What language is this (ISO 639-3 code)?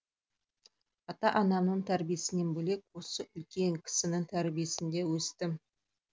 kaz